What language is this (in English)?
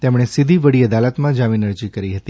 Gujarati